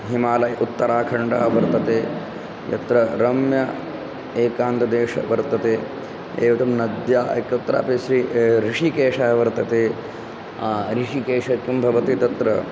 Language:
Sanskrit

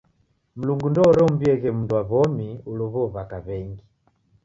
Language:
Taita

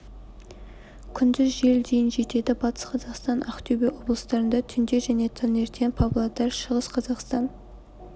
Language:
Kazakh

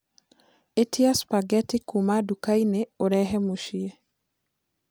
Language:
Kikuyu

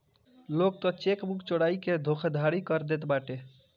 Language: Bhojpuri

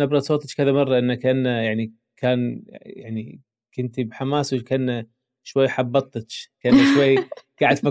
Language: Arabic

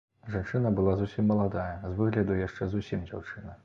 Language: Belarusian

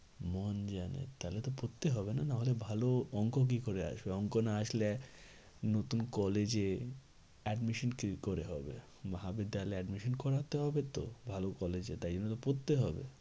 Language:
Bangla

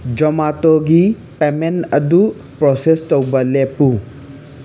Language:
Manipuri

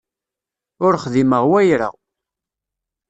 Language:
Kabyle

